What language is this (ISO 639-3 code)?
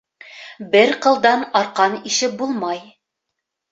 bak